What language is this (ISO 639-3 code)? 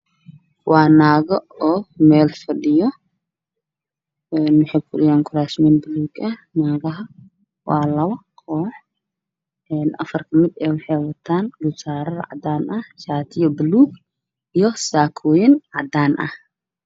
som